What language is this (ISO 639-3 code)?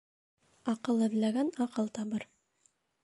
bak